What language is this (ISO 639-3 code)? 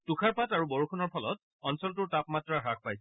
asm